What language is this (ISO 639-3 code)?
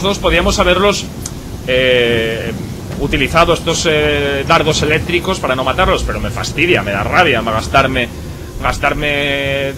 spa